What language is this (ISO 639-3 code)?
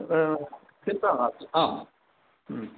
san